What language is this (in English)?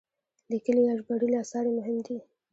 Pashto